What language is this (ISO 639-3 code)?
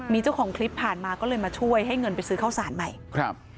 tha